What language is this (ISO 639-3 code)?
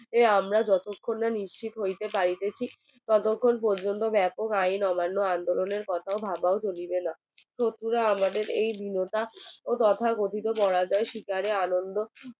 ben